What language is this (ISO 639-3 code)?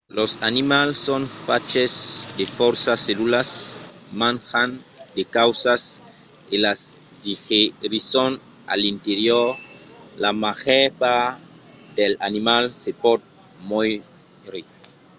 oci